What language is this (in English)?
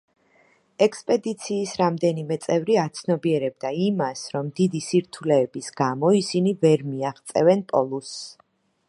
Georgian